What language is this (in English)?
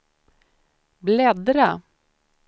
Swedish